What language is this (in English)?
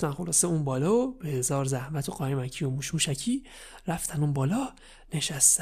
Persian